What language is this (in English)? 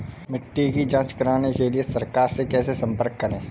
Hindi